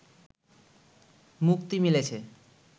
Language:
Bangla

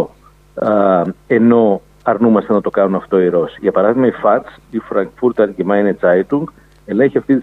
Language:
Greek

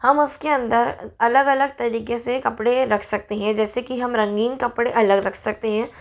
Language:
Hindi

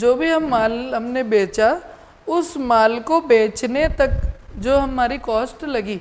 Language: Hindi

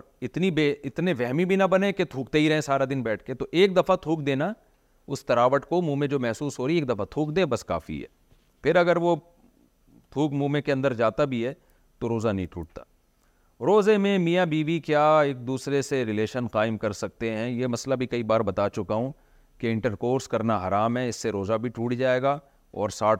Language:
Urdu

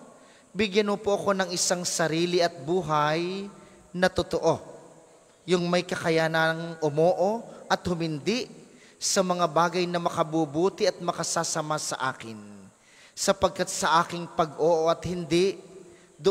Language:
Filipino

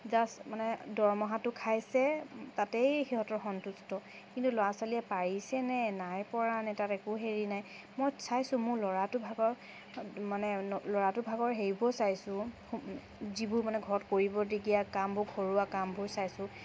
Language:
Assamese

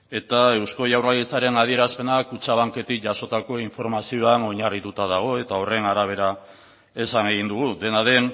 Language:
Basque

